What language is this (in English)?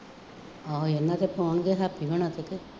Punjabi